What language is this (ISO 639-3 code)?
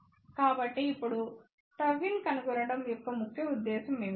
tel